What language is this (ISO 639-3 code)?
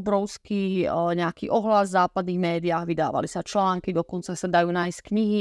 ces